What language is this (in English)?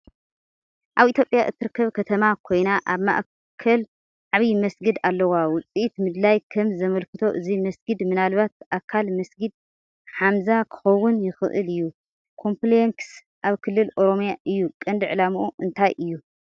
Tigrinya